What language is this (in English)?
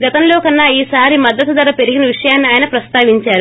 Telugu